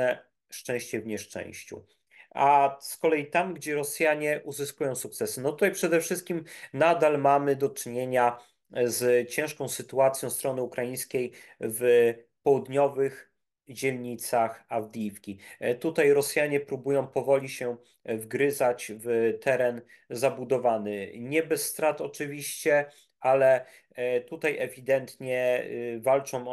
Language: Polish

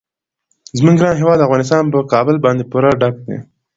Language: Pashto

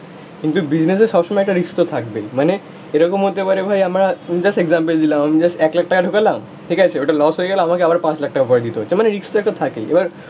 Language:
Bangla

